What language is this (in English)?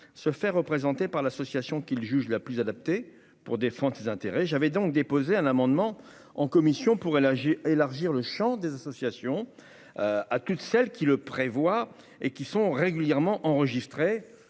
French